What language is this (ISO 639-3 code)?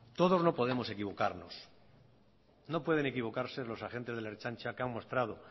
spa